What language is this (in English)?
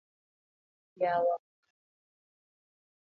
Luo (Kenya and Tanzania)